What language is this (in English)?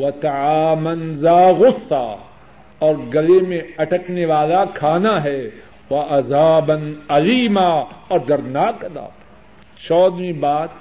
Urdu